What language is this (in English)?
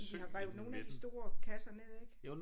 Danish